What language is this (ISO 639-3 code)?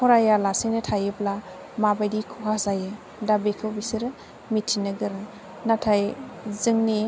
brx